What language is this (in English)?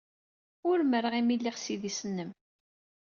Kabyle